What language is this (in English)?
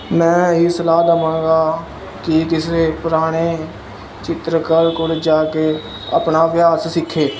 Punjabi